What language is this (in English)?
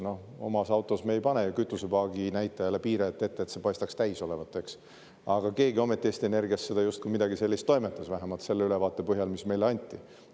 Estonian